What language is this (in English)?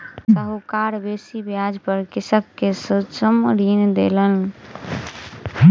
Maithili